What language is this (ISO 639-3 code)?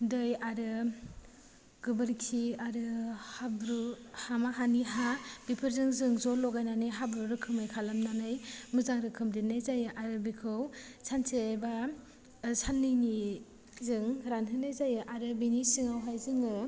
brx